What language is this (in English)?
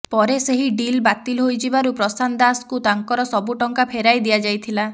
Odia